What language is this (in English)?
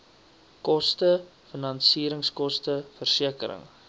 Afrikaans